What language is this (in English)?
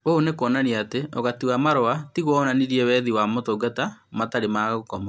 Kikuyu